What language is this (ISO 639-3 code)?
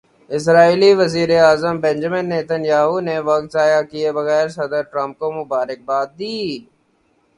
urd